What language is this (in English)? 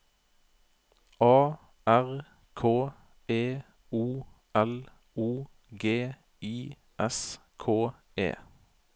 Norwegian